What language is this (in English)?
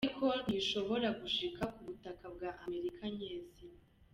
Kinyarwanda